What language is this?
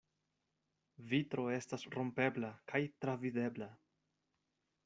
Esperanto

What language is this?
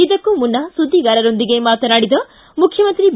Kannada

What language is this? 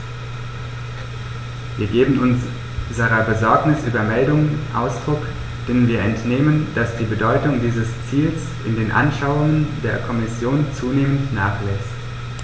German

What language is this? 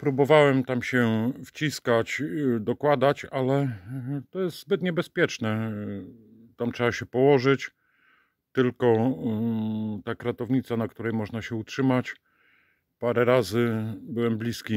Polish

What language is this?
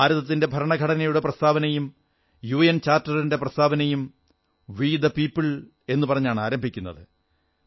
Malayalam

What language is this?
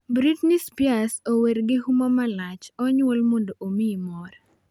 Luo (Kenya and Tanzania)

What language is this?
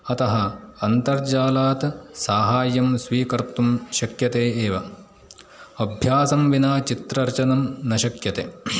Sanskrit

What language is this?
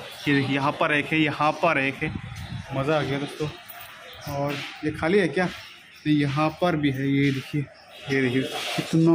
Hindi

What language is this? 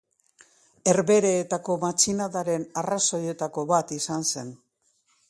Basque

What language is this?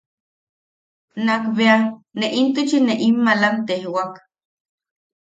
Yaqui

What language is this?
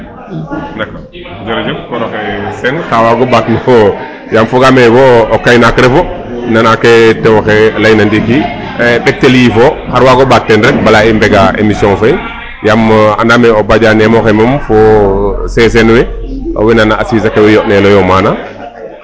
Serer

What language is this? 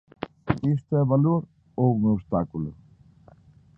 Galician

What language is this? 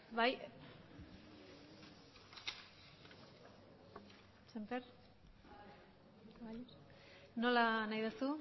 Basque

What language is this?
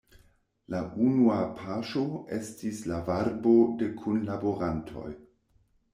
Esperanto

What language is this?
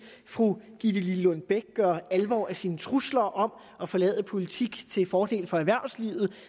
Danish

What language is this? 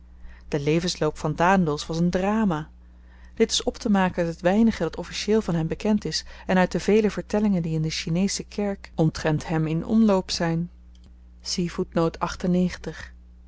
Dutch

